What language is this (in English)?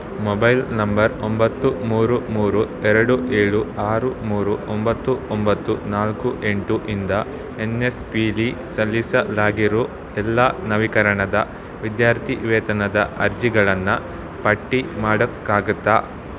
Kannada